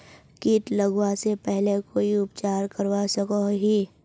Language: Magahi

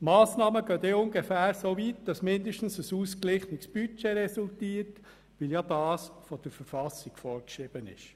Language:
Swiss German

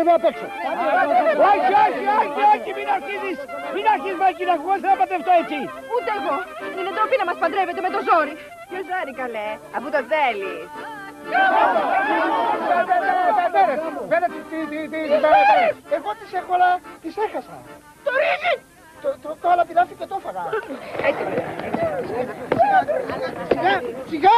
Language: Greek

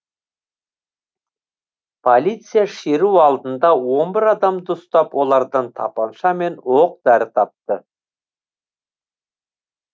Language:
Kazakh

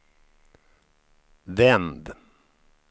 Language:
Swedish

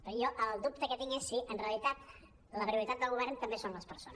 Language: Catalan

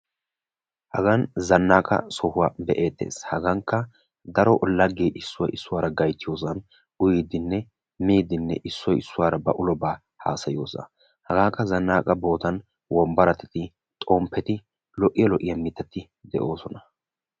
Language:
Wolaytta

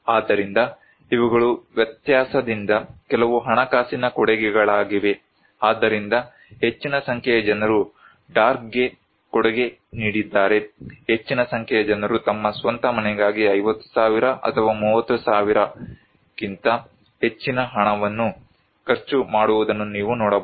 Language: Kannada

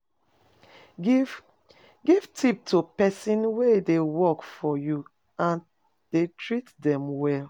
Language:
Nigerian Pidgin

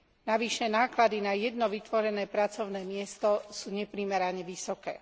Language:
Slovak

